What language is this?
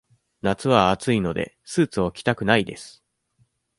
Japanese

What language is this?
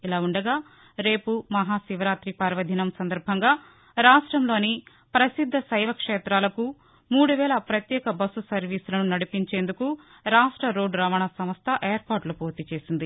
Telugu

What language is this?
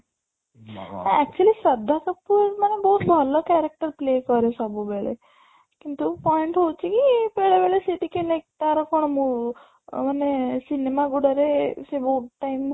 Odia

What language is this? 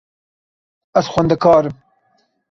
Kurdish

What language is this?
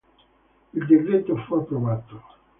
Italian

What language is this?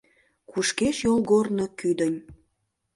Mari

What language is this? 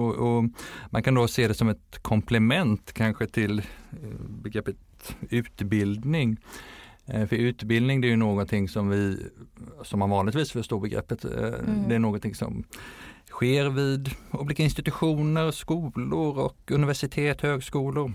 Swedish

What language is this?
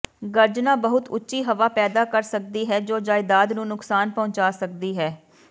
Punjabi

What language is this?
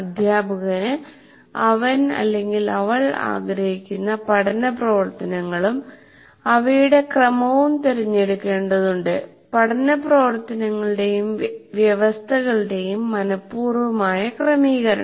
Malayalam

